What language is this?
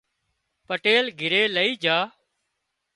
Wadiyara Koli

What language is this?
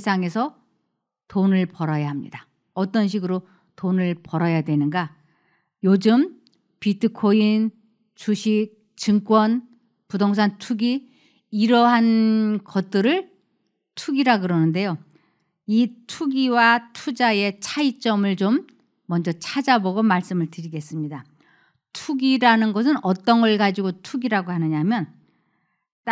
Korean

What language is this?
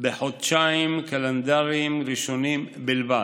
Hebrew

